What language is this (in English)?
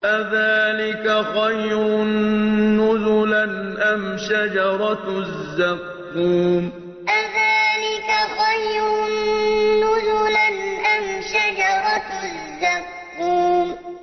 Arabic